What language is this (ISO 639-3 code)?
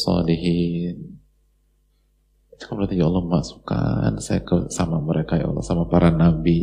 ind